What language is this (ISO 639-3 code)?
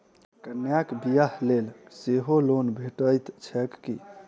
mai